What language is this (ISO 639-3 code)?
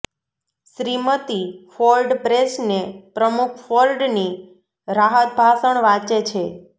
guj